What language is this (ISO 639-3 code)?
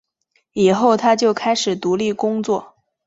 zho